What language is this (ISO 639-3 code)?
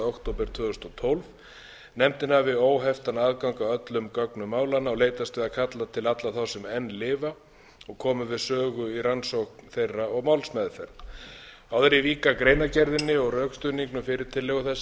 isl